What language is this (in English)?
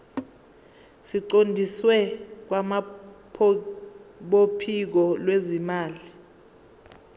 Zulu